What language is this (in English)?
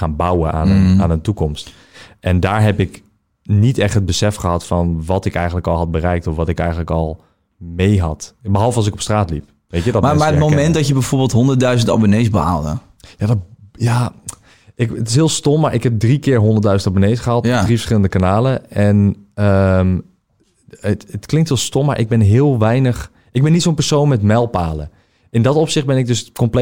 Dutch